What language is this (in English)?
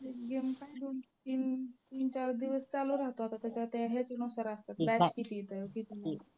Marathi